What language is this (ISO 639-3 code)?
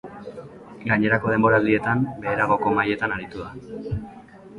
eus